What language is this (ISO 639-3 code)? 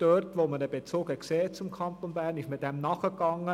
gsw